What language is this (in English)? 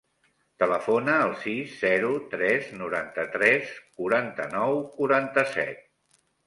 Catalan